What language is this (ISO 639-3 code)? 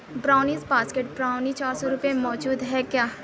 urd